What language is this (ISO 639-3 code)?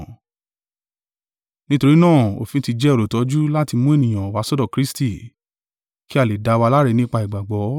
yor